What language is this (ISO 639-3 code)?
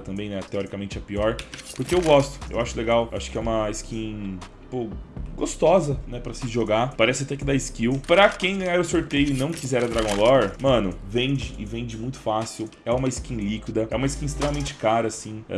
por